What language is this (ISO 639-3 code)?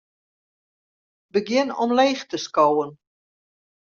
fry